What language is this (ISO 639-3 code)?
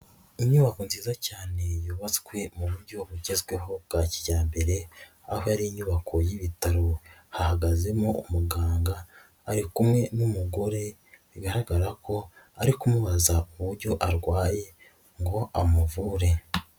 kin